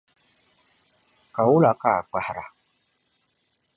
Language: Dagbani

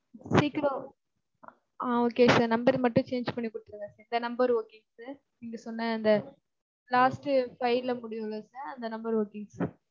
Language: Tamil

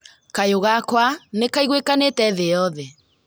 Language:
Kikuyu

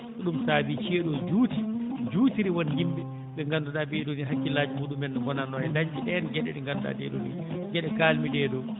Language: Fula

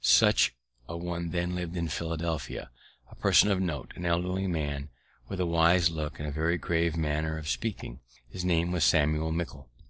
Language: English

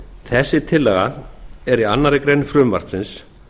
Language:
Icelandic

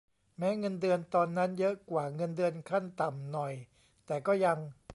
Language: Thai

